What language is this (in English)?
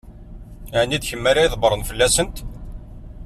Kabyle